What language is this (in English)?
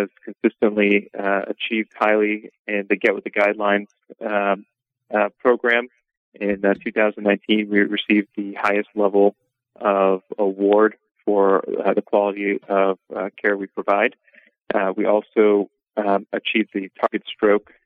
English